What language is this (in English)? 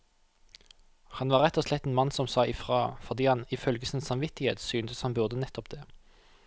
Norwegian